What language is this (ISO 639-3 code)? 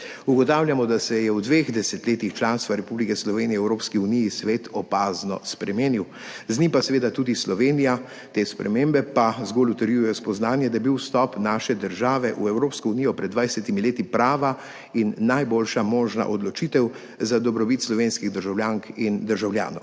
slv